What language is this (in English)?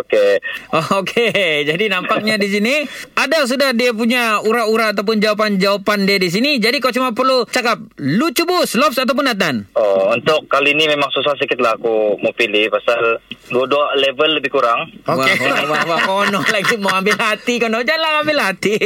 Malay